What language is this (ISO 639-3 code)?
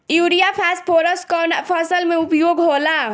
bho